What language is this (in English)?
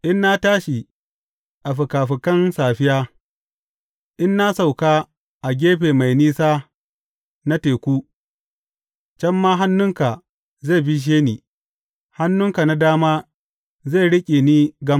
Hausa